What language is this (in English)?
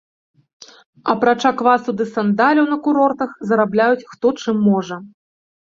Belarusian